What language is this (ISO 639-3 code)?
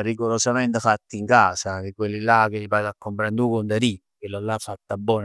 nap